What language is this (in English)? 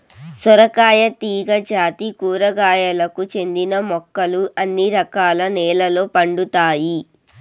Telugu